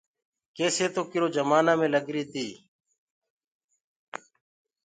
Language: Gurgula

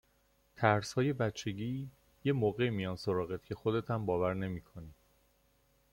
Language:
Persian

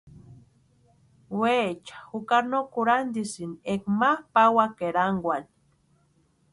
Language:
Western Highland Purepecha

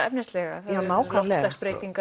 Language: Icelandic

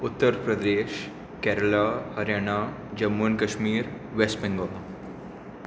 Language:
Konkani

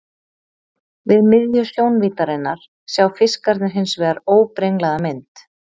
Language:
Icelandic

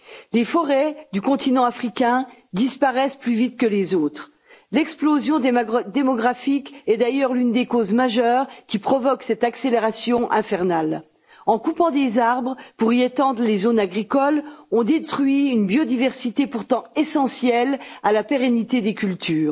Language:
French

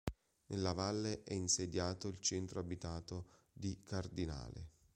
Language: Italian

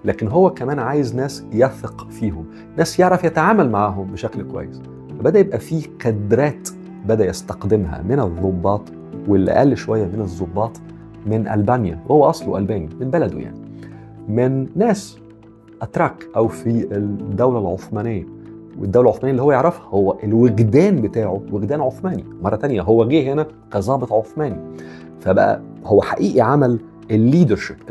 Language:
Arabic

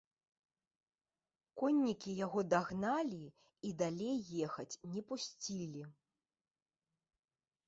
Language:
Belarusian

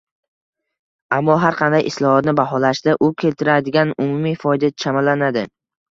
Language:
Uzbek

